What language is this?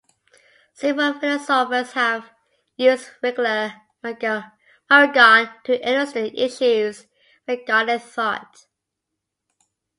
English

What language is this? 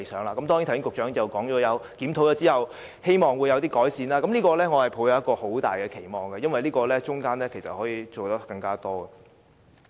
Cantonese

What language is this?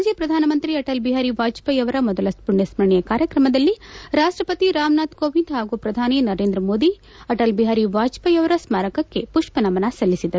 Kannada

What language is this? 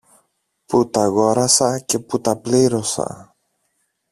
Greek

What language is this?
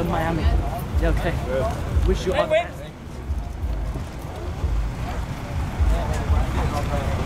Vietnamese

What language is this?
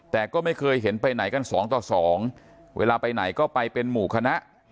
Thai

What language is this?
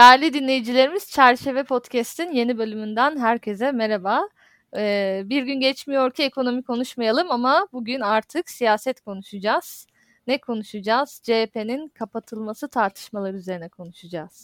Turkish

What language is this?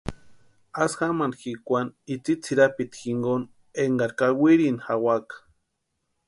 Western Highland Purepecha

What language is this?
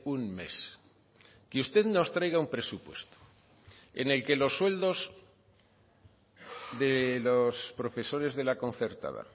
Spanish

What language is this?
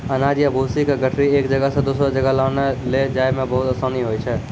Maithili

